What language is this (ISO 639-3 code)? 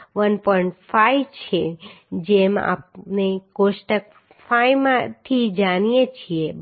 guj